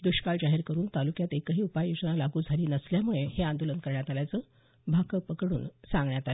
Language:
Marathi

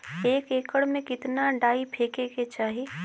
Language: Bhojpuri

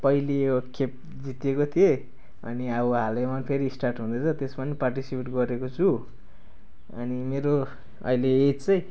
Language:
Nepali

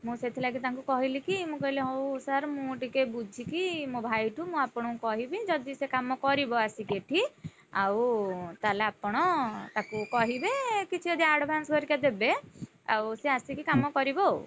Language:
Odia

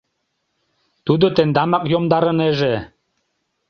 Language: Mari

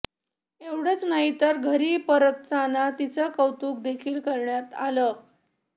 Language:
Marathi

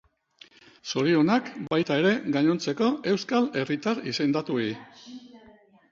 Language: Basque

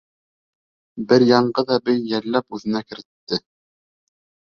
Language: Bashkir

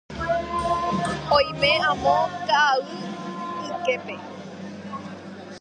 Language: Guarani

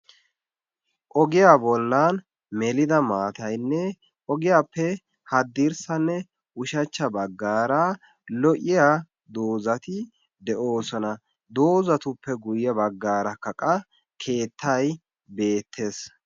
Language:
Wolaytta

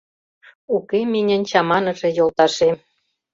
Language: Mari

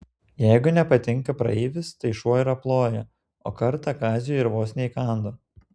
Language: Lithuanian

